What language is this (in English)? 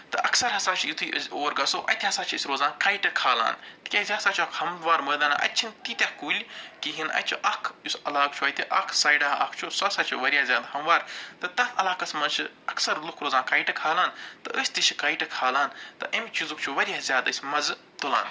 Kashmiri